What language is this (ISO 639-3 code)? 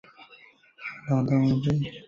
zho